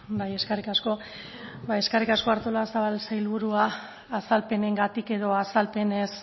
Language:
Basque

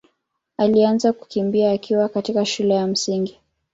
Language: Swahili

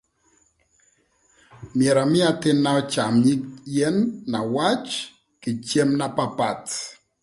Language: Thur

